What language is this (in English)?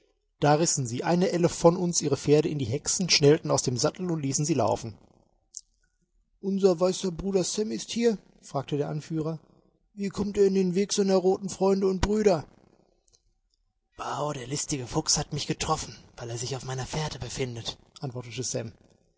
German